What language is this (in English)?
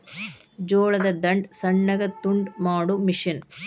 Kannada